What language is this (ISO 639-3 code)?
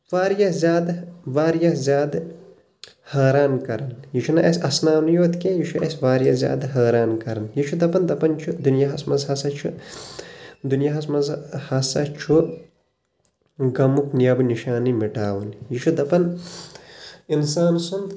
kas